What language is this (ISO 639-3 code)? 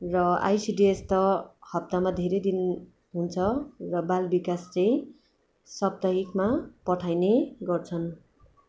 nep